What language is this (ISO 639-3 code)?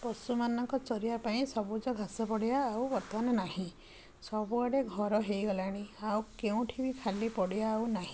ori